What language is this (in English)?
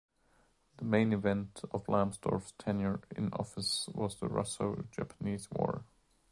English